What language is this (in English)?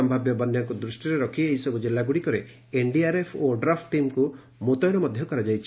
Odia